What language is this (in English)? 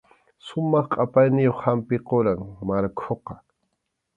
Arequipa-La Unión Quechua